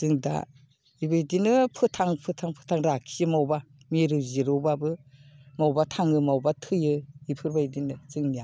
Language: Bodo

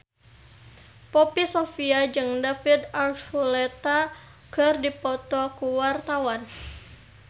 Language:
Sundanese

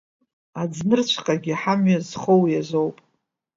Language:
Abkhazian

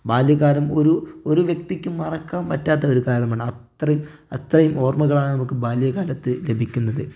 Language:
Malayalam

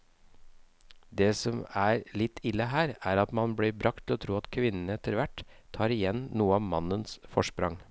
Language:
Norwegian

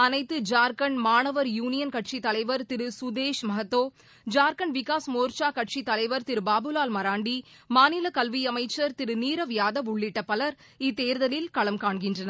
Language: Tamil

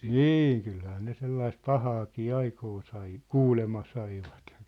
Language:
Finnish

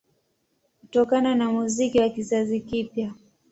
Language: Swahili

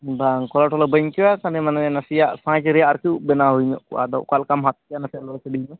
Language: Santali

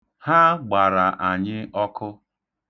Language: Igbo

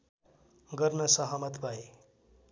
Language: Nepali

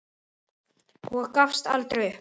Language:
Icelandic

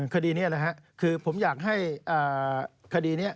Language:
Thai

